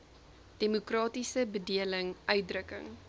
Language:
Afrikaans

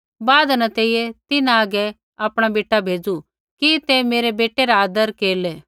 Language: Kullu Pahari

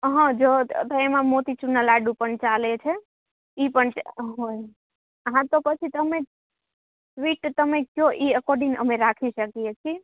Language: Gujarati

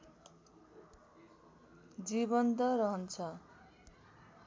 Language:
Nepali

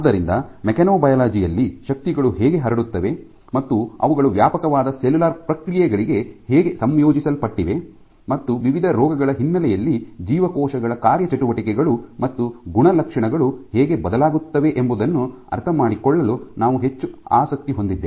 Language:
Kannada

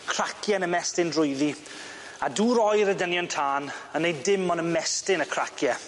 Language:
Welsh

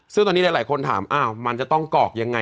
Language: Thai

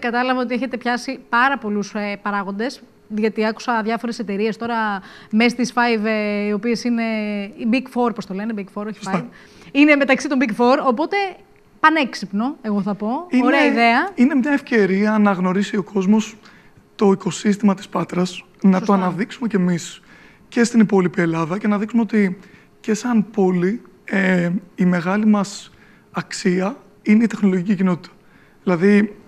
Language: Greek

